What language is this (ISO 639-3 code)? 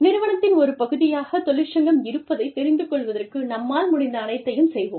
tam